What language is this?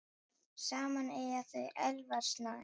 Icelandic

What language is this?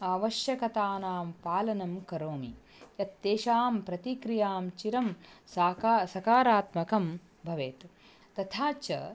Sanskrit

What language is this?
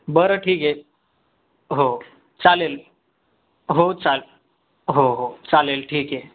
Marathi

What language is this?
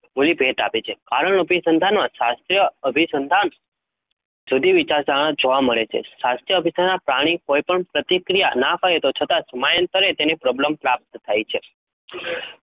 Gujarati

